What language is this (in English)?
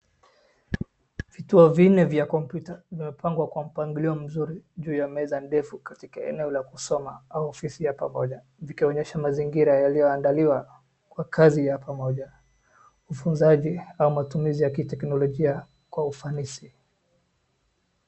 Swahili